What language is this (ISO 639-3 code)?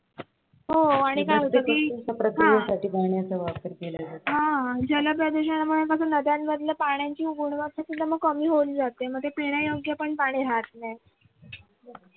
mar